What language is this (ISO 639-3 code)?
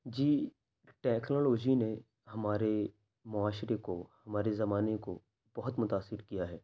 urd